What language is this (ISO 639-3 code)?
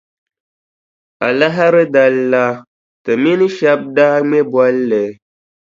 dag